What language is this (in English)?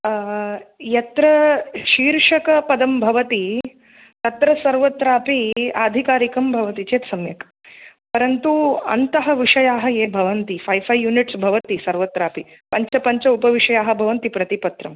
Sanskrit